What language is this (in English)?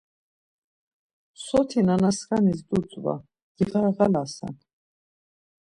Laz